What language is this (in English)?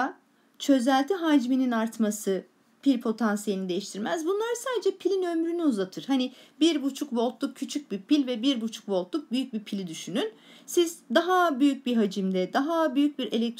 Turkish